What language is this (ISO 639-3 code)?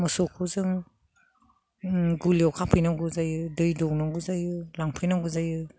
brx